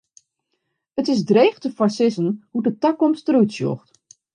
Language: Western Frisian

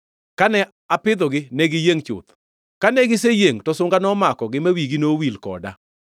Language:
Luo (Kenya and Tanzania)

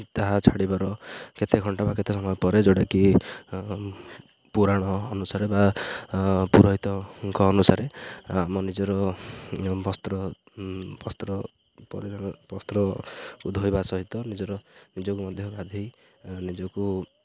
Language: Odia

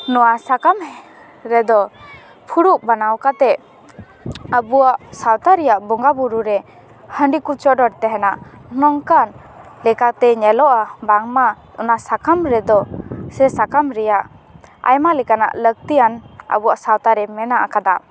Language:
Santali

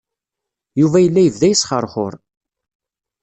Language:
Kabyle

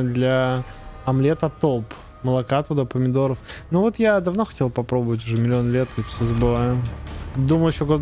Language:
Russian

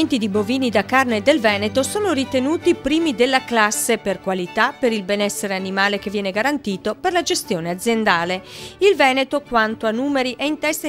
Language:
Italian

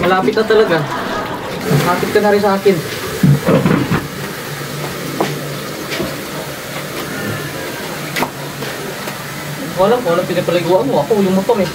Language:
Filipino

